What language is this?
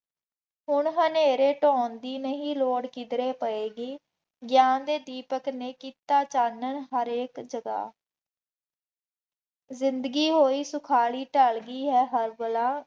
Punjabi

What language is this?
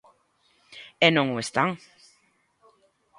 Galician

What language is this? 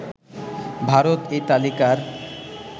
Bangla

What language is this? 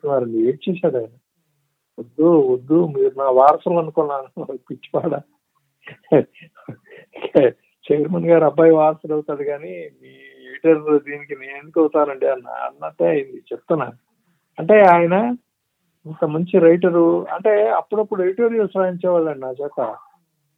Telugu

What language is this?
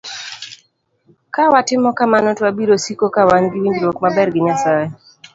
Luo (Kenya and Tanzania)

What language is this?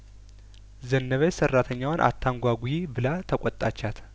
Amharic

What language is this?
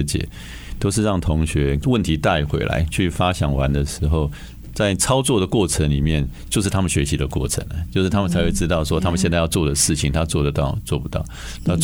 Chinese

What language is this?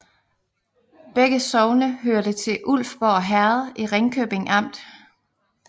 Danish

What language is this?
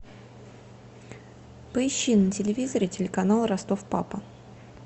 Russian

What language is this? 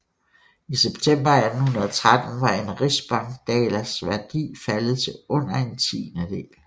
Danish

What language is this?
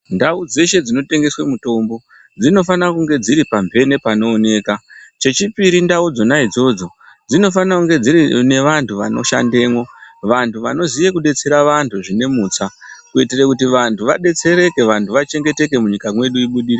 Ndau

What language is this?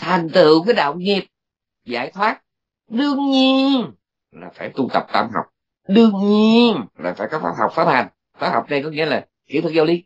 Vietnamese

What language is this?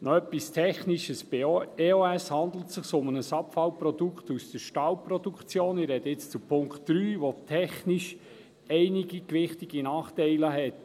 Swiss German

